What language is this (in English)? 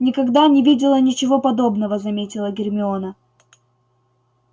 Russian